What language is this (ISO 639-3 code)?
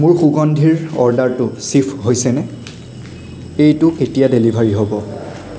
asm